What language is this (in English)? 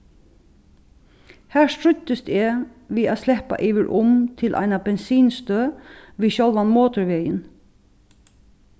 Faroese